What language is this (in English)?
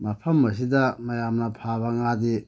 Manipuri